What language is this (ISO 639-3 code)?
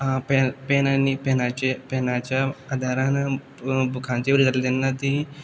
kok